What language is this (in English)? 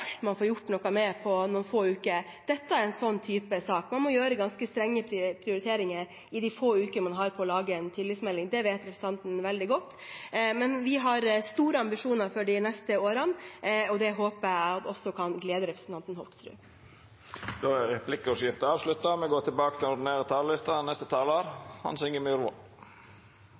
Norwegian